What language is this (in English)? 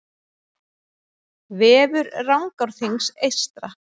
Icelandic